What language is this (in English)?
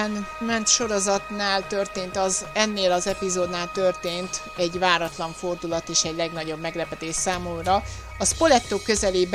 Hungarian